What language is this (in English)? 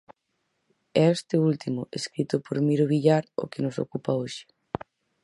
Galician